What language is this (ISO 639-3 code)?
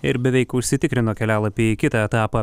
lit